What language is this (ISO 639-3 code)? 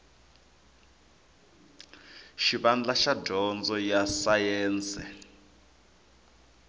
tso